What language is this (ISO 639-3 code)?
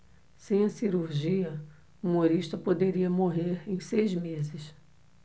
por